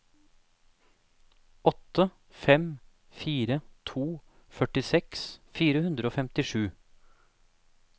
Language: Norwegian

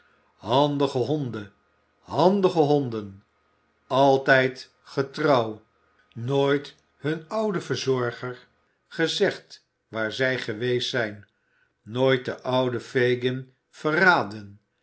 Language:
Dutch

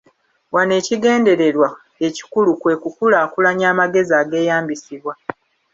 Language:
Ganda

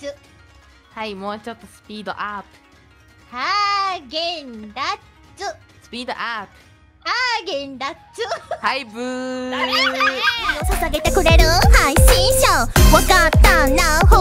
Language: Japanese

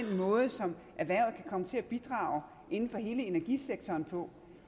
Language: Danish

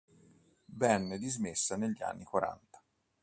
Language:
Italian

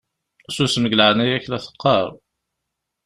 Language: Kabyle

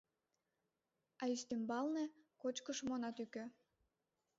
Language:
Mari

